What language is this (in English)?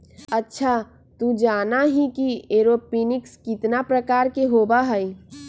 Magahi